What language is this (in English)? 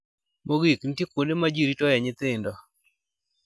Luo (Kenya and Tanzania)